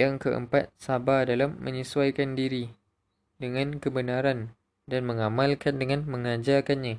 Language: Malay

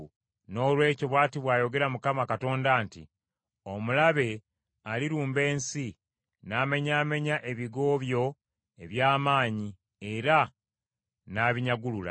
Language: Ganda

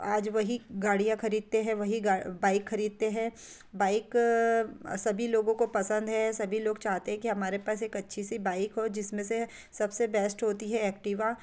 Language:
Hindi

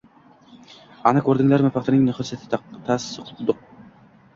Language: Uzbek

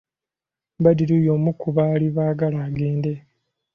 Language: Ganda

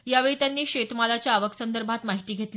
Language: Marathi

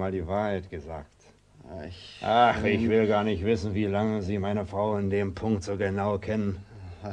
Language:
German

